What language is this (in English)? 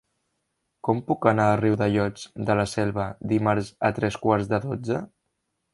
Catalan